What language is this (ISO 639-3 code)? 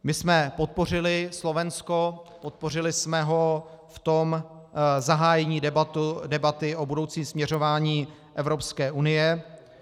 ces